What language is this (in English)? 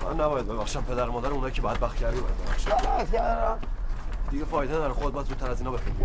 Persian